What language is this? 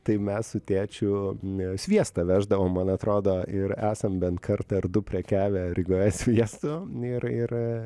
Lithuanian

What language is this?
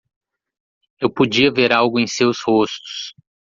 Portuguese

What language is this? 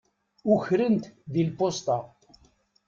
Kabyle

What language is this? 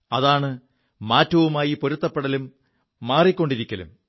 Malayalam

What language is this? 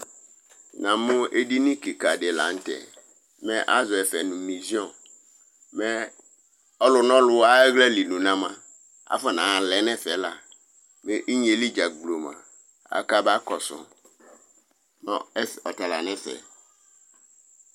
Ikposo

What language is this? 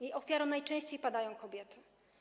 Polish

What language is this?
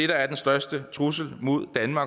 Danish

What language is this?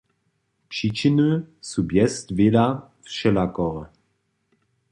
Upper Sorbian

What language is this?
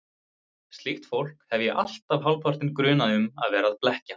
Icelandic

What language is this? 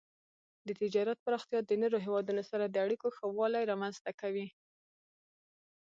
Pashto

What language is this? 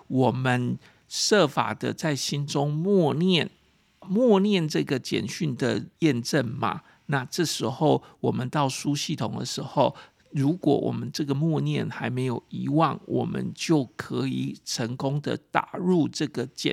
Chinese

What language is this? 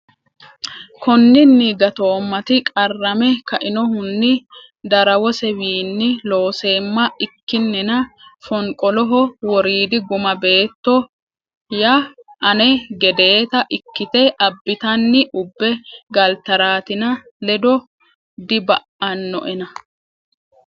Sidamo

